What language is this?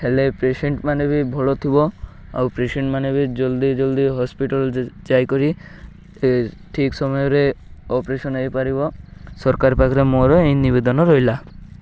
Odia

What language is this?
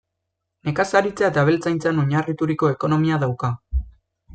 Basque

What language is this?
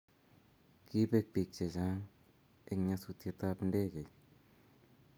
Kalenjin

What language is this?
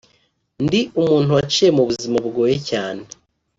Kinyarwanda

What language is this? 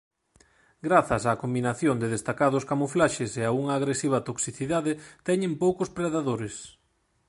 Galician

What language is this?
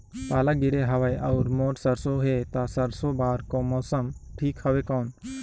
Chhattisgarhi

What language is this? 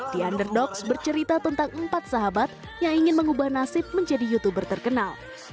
Indonesian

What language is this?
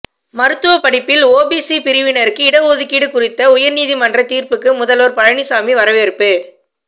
Tamil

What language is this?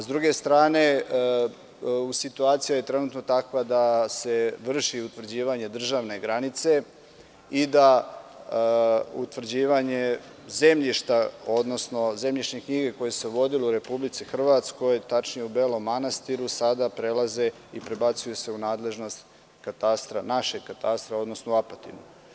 Serbian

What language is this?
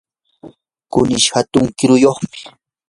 Yanahuanca Pasco Quechua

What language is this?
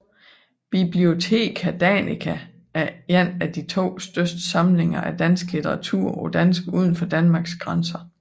Danish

